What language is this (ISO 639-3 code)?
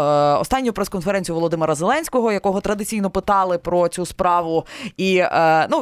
ukr